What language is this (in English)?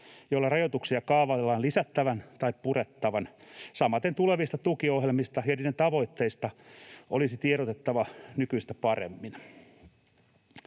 Finnish